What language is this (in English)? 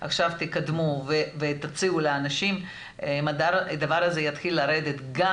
Hebrew